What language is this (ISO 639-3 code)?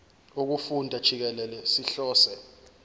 zul